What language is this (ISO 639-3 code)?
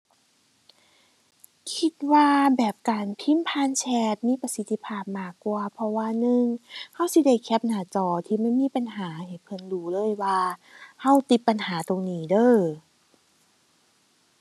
tha